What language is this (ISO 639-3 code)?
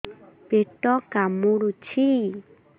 ori